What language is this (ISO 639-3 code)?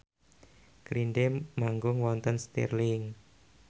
jav